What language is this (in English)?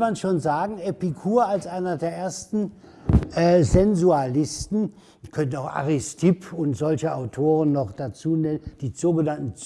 German